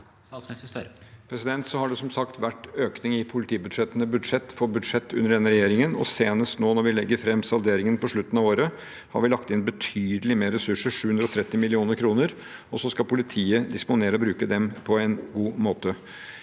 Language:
Norwegian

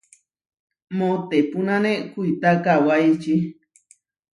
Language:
Huarijio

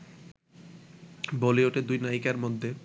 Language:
Bangla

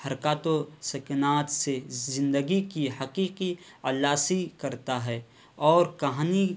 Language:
Urdu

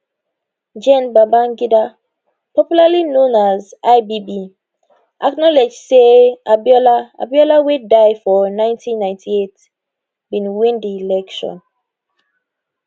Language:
Nigerian Pidgin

